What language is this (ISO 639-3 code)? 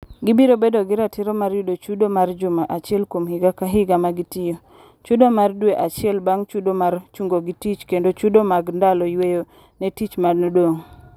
luo